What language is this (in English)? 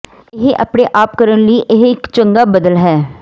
Punjabi